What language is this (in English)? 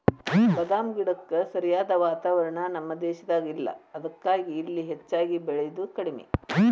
Kannada